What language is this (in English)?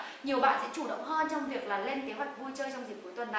Vietnamese